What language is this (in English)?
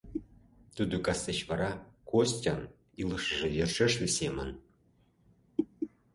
Mari